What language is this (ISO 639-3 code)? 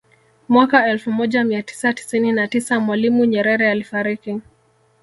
swa